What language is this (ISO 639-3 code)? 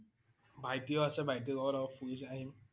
asm